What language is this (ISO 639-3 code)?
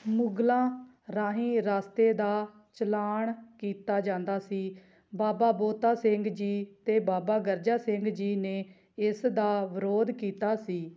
pan